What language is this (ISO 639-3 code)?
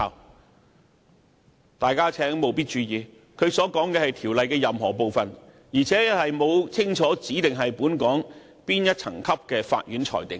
yue